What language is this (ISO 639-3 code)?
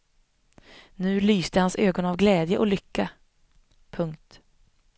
swe